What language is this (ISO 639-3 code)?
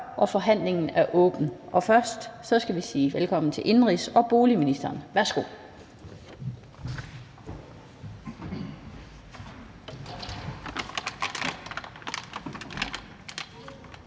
dan